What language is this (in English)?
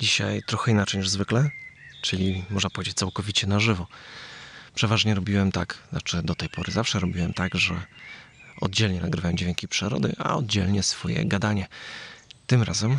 Polish